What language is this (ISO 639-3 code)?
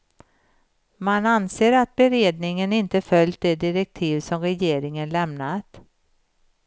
swe